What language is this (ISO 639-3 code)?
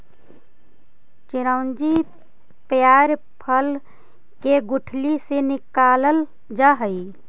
mag